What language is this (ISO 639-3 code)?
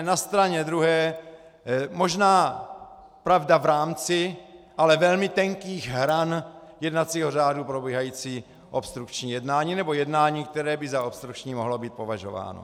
ces